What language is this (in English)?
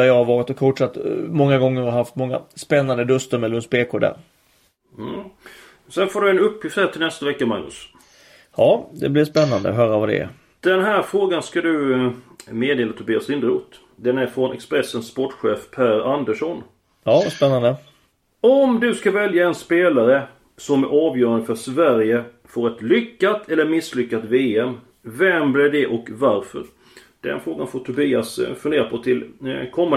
Swedish